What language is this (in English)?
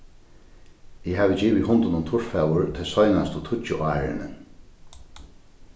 Faroese